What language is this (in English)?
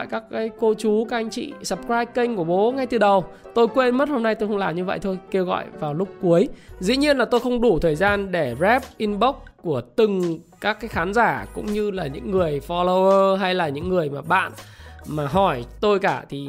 Vietnamese